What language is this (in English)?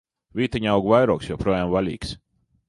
Latvian